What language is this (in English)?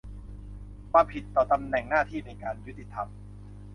Thai